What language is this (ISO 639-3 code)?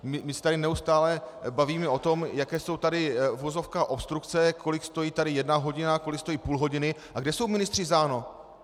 ces